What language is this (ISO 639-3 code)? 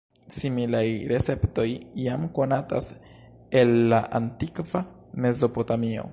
epo